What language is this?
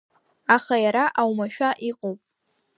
Abkhazian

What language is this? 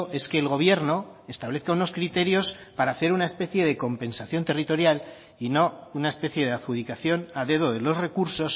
Spanish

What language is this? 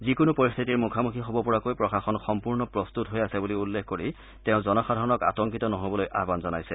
Assamese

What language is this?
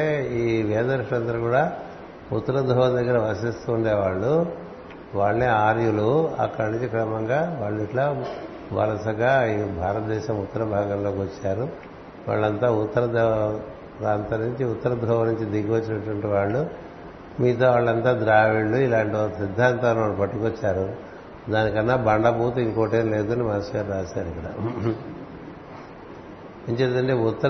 Telugu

